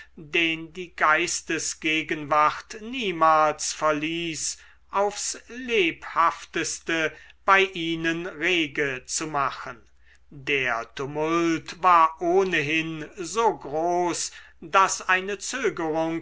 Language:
German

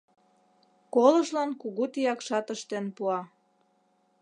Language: Mari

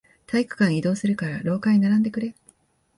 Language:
Japanese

